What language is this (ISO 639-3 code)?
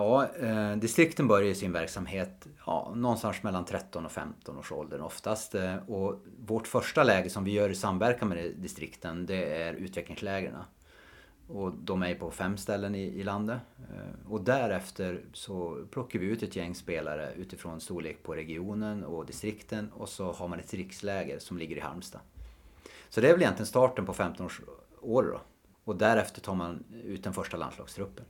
swe